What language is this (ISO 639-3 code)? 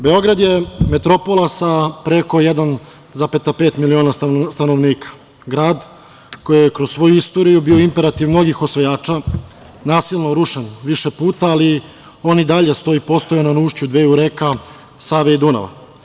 srp